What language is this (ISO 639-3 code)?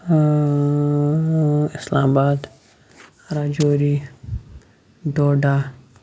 kas